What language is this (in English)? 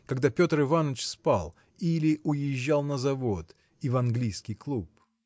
Russian